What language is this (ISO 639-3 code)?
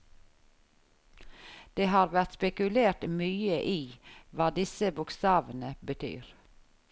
nor